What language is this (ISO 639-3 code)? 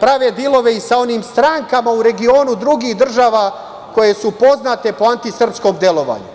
srp